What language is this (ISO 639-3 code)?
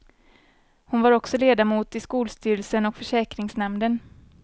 swe